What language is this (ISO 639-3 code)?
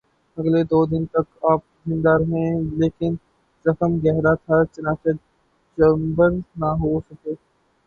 urd